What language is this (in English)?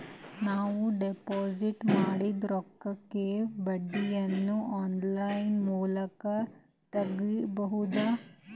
Kannada